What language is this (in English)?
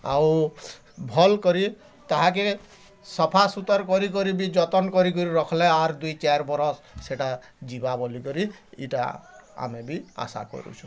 Odia